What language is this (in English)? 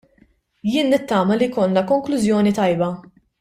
Maltese